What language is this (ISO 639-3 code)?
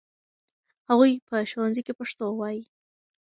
pus